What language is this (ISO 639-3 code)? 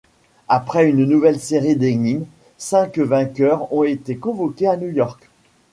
fra